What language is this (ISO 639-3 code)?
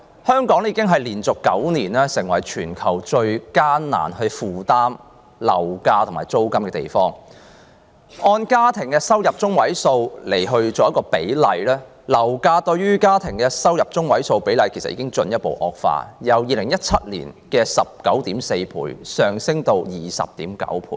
yue